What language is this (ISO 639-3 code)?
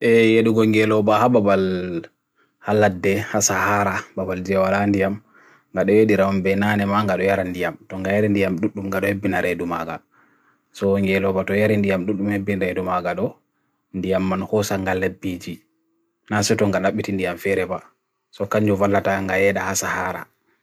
fui